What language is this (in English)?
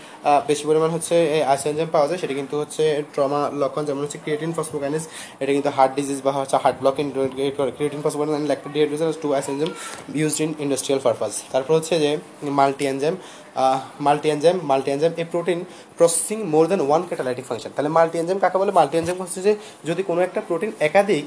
Bangla